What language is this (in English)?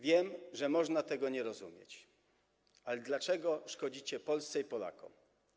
Polish